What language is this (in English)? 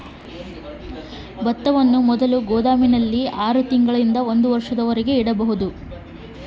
Kannada